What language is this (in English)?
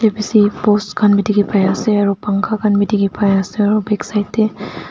Naga Pidgin